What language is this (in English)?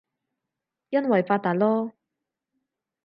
Cantonese